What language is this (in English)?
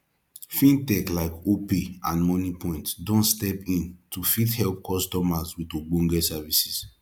Nigerian Pidgin